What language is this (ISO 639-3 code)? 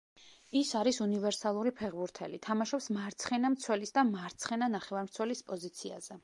kat